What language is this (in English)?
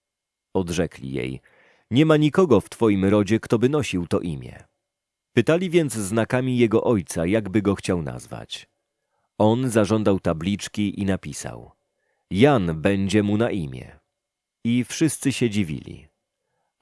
Polish